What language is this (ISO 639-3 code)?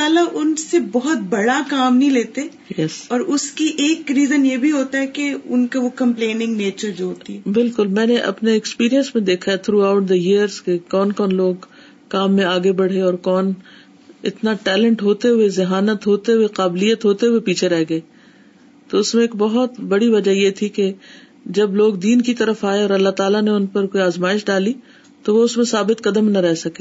urd